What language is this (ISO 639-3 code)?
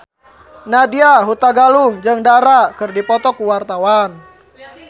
sun